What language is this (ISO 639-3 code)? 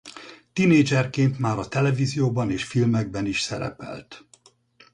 hun